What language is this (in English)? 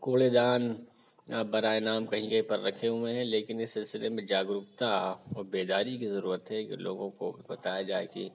Urdu